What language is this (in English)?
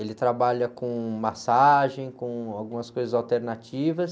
Portuguese